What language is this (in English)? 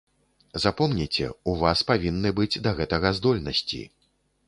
Belarusian